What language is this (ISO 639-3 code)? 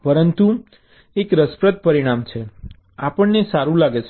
guj